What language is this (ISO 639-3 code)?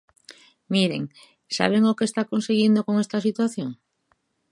glg